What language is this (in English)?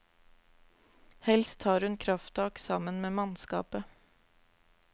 Norwegian